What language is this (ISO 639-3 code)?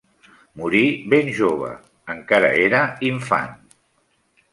cat